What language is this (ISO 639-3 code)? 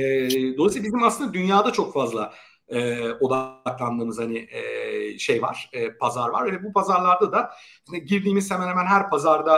tur